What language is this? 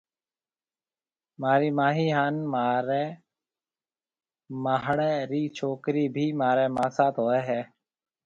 Marwari (Pakistan)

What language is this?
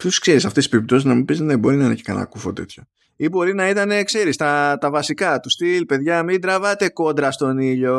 Greek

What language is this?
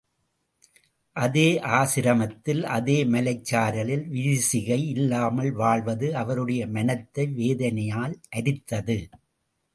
Tamil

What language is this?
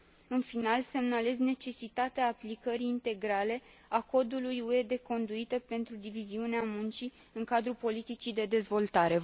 Romanian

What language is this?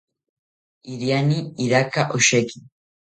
South Ucayali Ashéninka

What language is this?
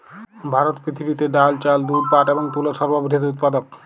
Bangla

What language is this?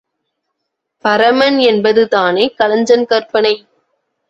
Tamil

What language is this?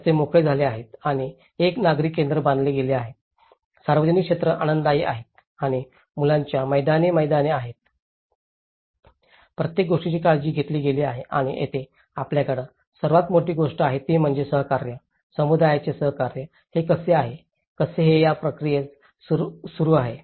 Marathi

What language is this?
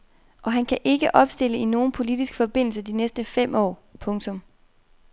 Danish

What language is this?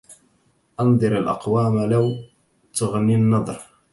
Arabic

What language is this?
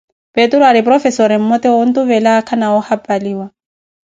Koti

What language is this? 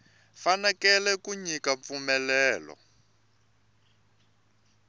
Tsonga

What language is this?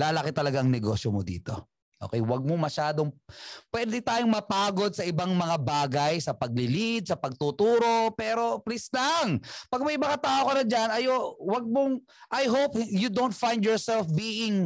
Filipino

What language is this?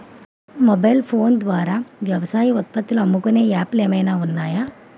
Telugu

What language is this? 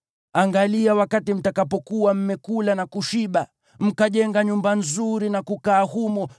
Swahili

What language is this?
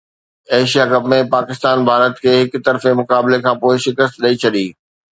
Sindhi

